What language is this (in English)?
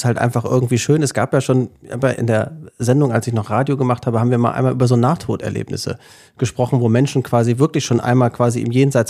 German